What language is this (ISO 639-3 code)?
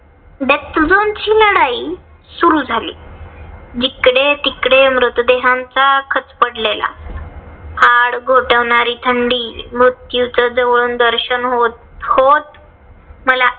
mar